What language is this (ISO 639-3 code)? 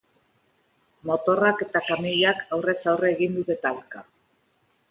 eus